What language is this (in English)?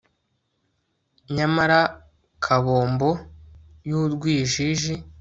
Kinyarwanda